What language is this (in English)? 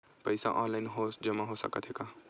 Chhattisgarhi